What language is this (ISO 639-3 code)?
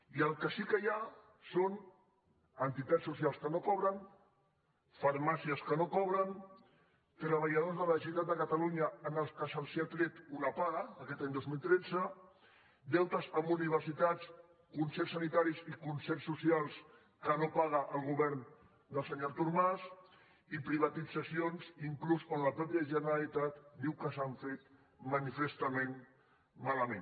cat